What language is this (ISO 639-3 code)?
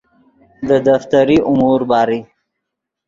ydg